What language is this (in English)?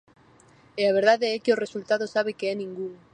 Galician